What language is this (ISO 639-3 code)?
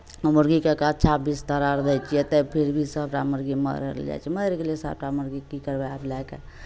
mai